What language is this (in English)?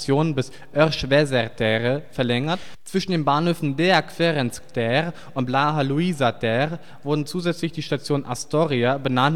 German